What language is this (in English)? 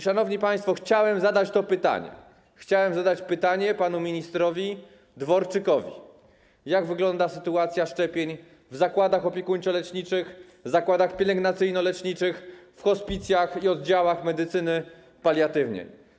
Polish